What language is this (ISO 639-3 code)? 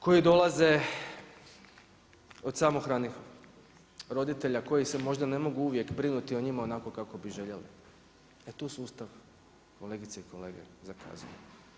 hrv